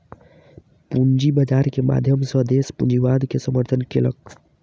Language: Maithili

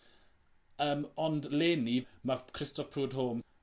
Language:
Welsh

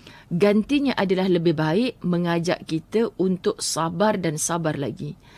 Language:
Malay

